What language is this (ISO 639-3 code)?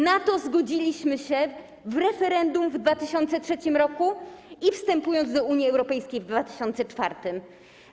pol